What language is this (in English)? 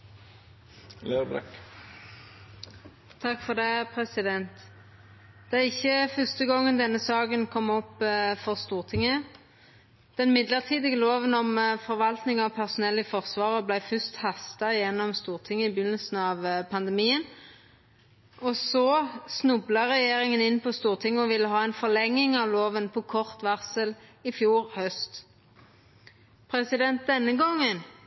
Norwegian Nynorsk